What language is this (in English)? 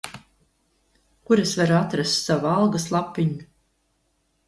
Latvian